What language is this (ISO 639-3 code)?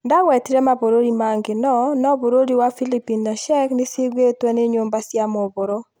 kik